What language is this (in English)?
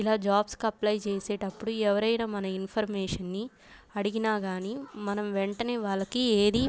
Telugu